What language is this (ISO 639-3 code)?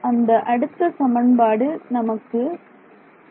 tam